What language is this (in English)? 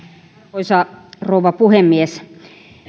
Finnish